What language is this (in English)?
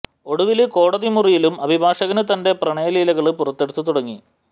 Malayalam